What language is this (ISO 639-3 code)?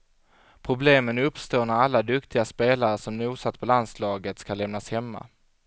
swe